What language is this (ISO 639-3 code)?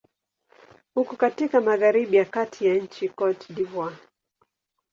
swa